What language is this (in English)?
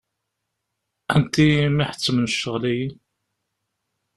Kabyle